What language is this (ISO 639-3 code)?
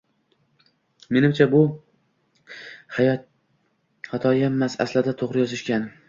uzb